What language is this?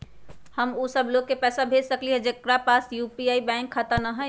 Magahi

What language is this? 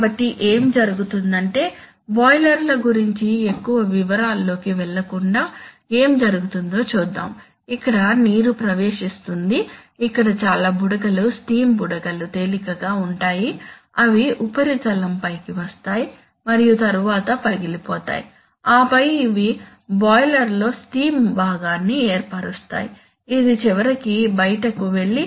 Telugu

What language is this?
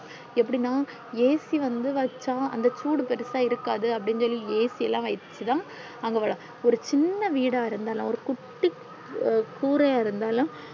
Tamil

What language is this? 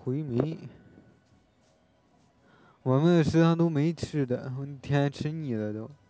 Chinese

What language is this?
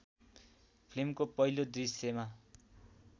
Nepali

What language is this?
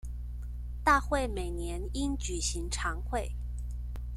Chinese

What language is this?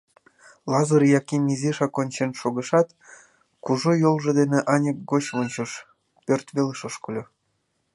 Mari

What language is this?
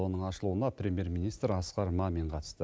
Kazakh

